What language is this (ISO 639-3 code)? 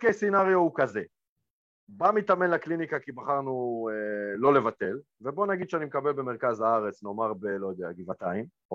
heb